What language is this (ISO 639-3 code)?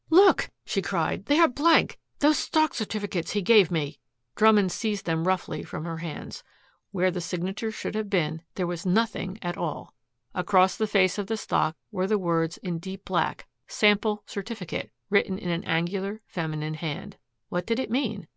eng